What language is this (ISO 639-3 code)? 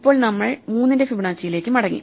mal